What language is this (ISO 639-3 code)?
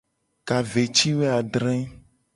gej